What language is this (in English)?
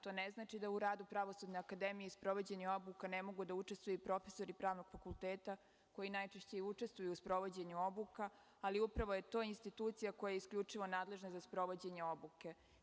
Serbian